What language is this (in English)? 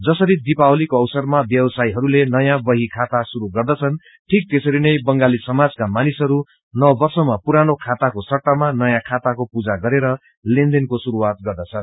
Nepali